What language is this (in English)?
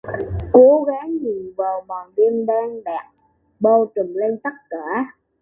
Vietnamese